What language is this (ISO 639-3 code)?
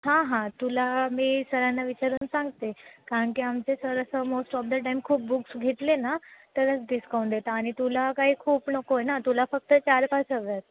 mar